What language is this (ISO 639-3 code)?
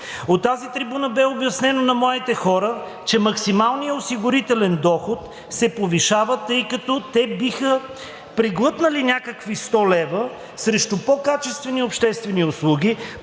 bul